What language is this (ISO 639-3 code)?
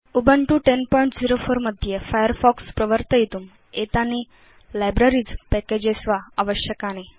san